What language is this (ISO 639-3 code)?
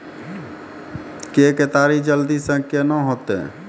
mai